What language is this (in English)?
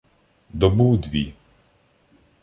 Ukrainian